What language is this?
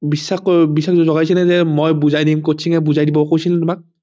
Assamese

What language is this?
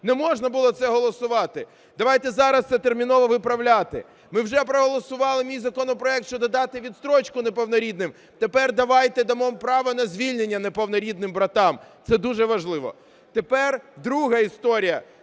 Ukrainian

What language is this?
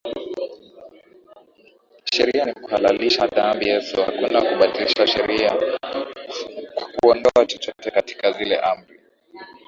Swahili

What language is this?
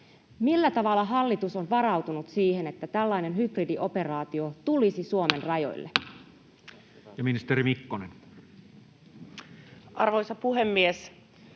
Finnish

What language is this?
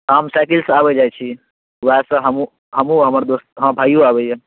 Maithili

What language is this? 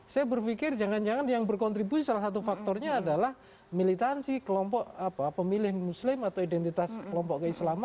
Indonesian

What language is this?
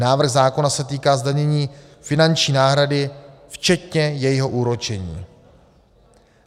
Czech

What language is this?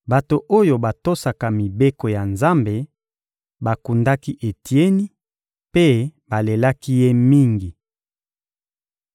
Lingala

